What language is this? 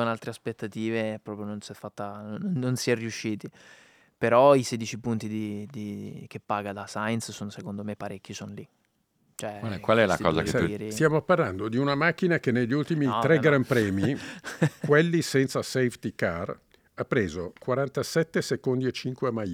Italian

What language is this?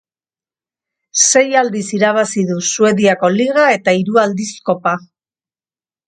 Basque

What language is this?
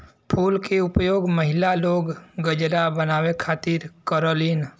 Bhojpuri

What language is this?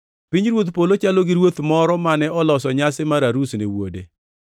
Luo (Kenya and Tanzania)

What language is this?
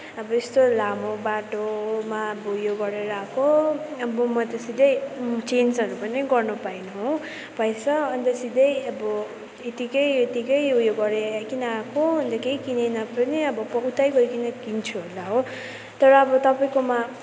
Nepali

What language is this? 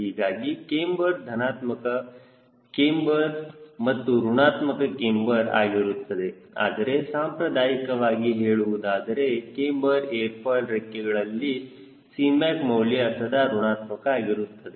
Kannada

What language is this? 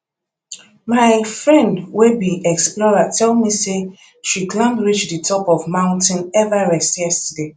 Nigerian Pidgin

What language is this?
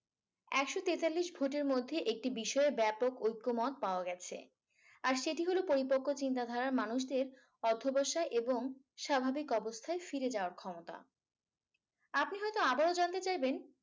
Bangla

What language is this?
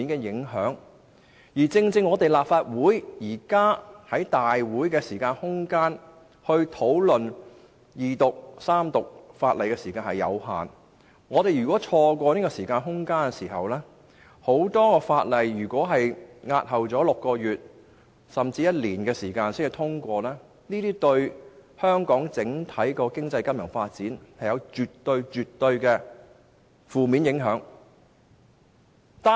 Cantonese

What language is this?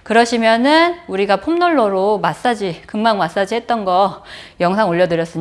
Korean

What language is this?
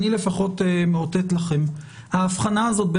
Hebrew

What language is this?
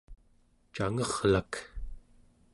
Central Yupik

